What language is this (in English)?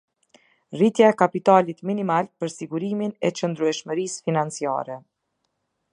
Albanian